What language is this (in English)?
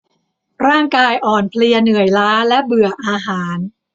Thai